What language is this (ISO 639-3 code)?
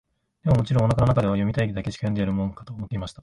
jpn